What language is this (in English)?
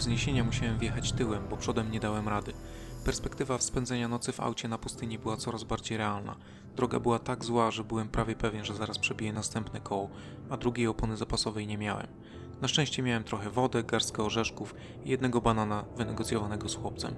Polish